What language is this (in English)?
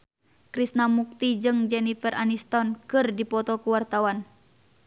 Sundanese